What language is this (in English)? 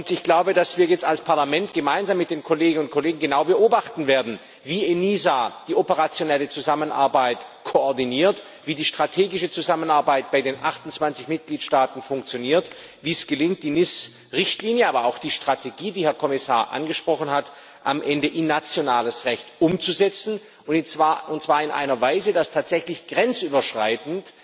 German